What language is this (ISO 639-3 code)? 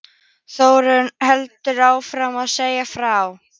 isl